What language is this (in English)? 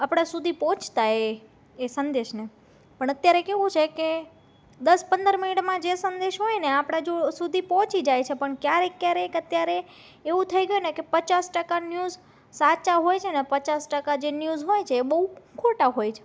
Gujarati